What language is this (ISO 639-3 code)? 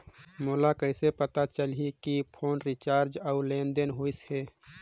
hne